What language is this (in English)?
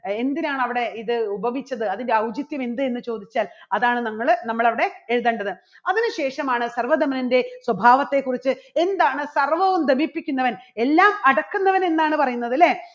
Malayalam